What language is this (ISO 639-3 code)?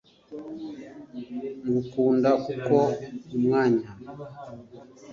kin